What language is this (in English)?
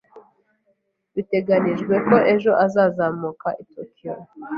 Kinyarwanda